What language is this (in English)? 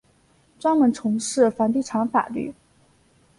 Chinese